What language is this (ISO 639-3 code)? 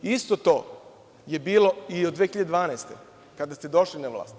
srp